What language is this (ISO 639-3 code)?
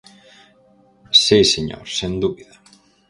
glg